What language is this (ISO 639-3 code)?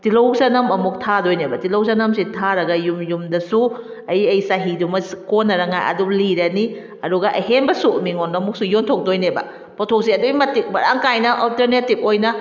mni